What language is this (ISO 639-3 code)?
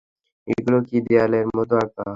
ben